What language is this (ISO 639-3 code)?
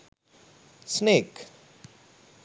sin